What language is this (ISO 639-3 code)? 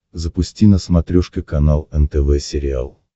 rus